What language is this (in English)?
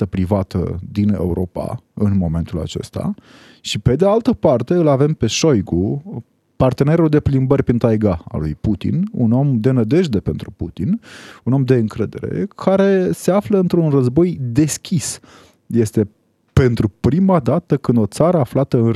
Romanian